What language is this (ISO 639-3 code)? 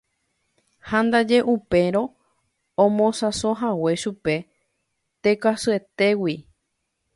grn